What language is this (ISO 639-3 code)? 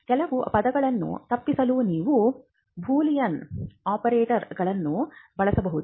kan